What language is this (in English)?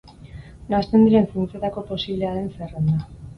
Basque